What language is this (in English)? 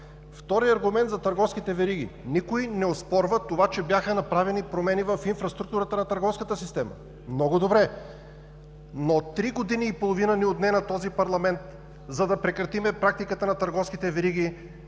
Bulgarian